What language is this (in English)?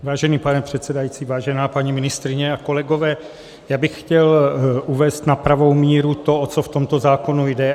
Czech